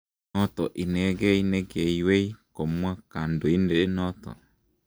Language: Kalenjin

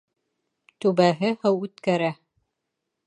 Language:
Bashkir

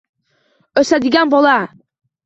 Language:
Uzbek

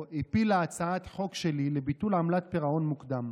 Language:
Hebrew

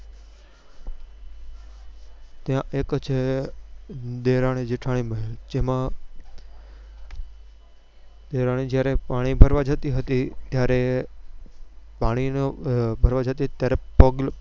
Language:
Gujarati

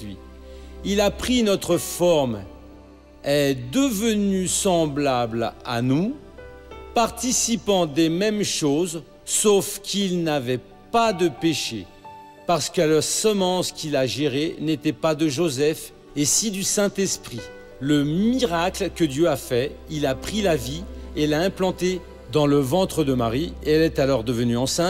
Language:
French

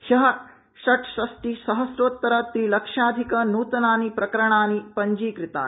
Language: Sanskrit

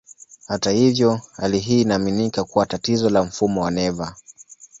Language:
Swahili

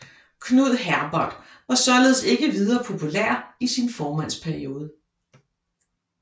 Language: Danish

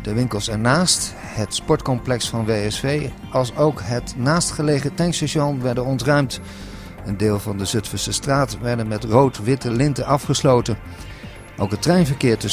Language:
Dutch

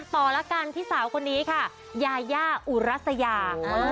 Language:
Thai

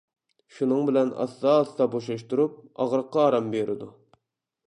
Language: Uyghur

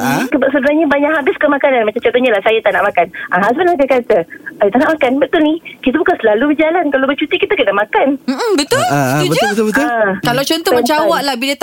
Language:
Malay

